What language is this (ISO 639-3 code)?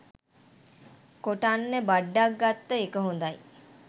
sin